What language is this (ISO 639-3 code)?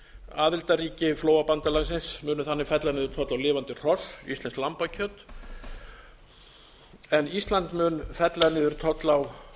isl